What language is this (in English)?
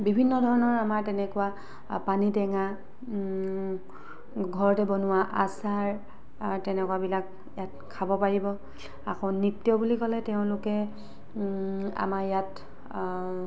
Assamese